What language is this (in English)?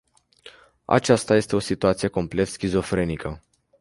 Romanian